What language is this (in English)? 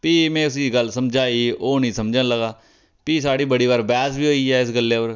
Dogri